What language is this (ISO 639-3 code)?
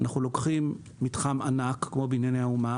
heb